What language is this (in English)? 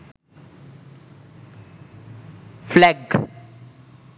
Sinhala